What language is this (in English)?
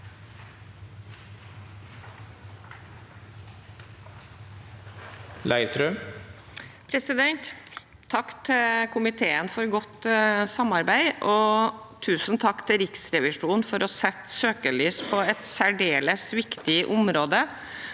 Norwegian